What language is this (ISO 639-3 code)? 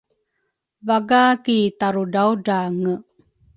dru